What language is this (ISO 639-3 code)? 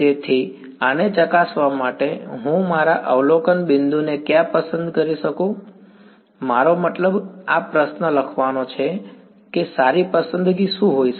guj